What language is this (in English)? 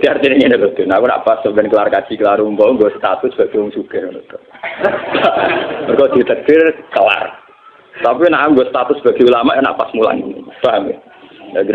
Indonesian